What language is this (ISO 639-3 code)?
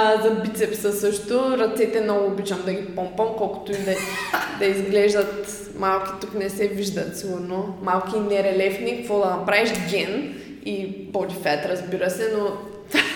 bul